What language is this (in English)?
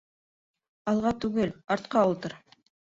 Bashkir